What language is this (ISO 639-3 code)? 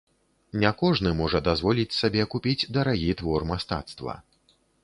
bel